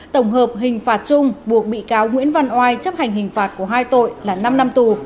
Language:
Vietnamese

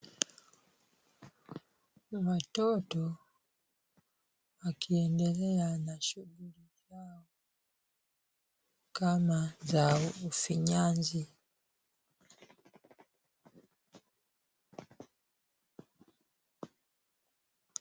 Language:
Swahili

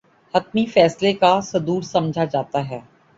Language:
Urdu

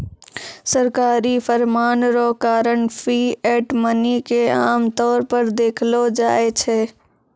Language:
Maithili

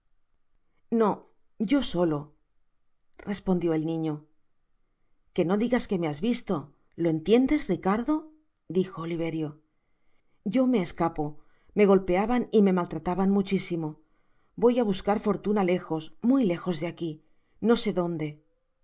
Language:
Spanish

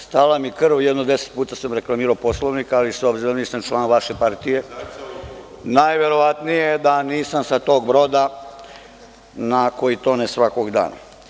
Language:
Serbian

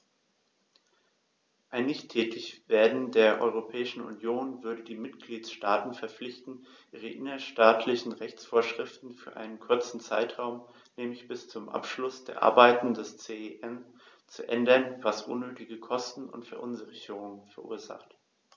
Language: German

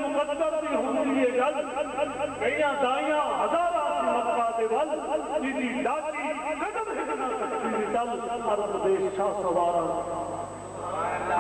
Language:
Arabic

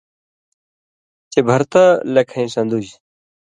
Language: Indus Kohistani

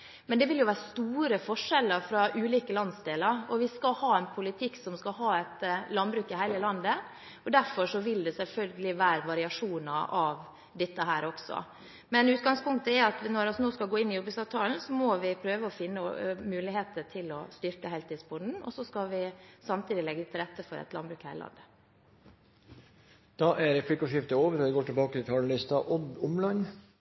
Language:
Norwegian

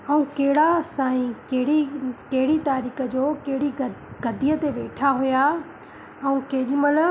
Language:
Sindhi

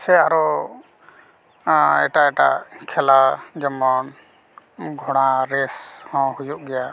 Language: Santali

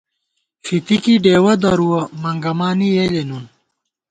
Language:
Gawar-Bati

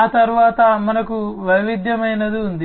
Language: Telugu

